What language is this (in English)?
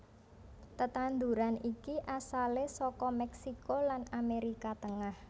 Javanese